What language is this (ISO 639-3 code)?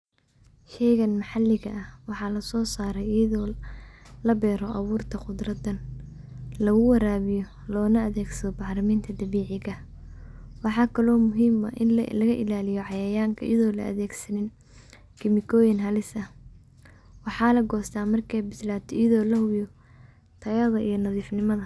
som